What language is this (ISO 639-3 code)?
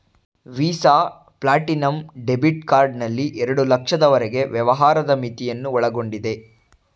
kan